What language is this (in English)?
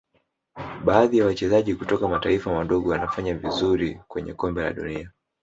Swahili